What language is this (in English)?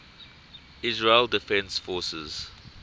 English